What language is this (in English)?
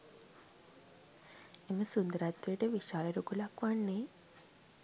Sinhala